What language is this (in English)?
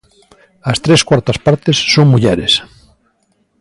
Galician